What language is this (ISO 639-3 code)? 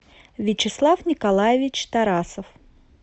rus